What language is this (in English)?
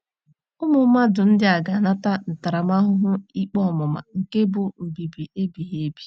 Igbo